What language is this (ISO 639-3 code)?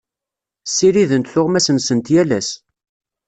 kab